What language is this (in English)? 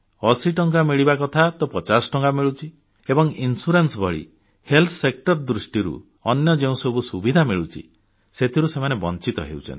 Odia